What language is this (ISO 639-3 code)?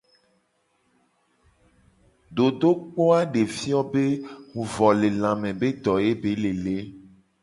gej